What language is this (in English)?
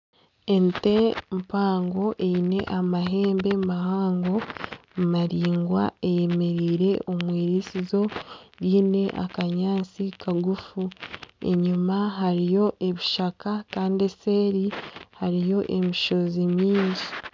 Nyankole